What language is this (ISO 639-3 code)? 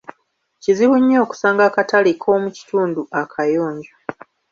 lug